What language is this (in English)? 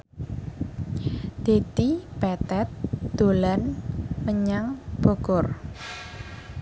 Javanese